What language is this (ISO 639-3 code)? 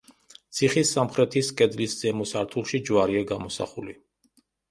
kat